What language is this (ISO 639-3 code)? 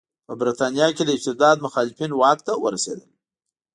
pus